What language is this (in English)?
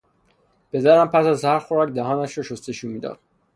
Persian